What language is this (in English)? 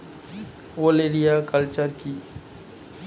Bangla